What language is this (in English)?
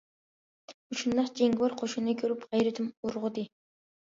Uyghur